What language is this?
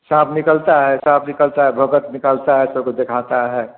Hindi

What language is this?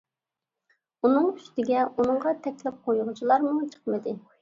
Uyghur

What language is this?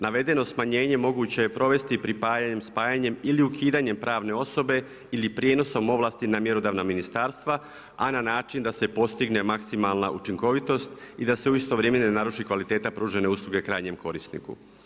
Croatian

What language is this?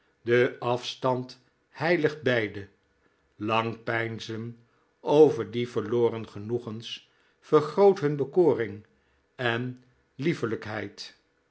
Dutch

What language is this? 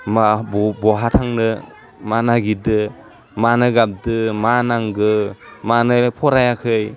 Bodo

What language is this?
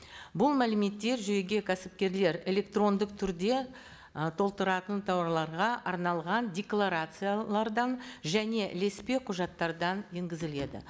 Kazakh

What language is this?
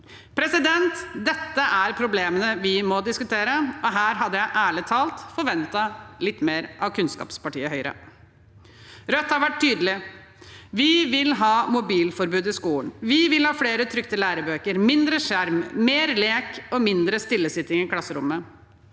Norwegian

